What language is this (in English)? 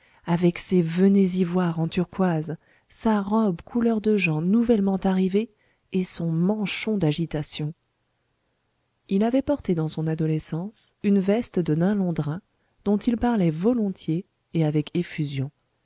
French